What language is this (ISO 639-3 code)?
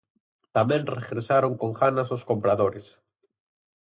glg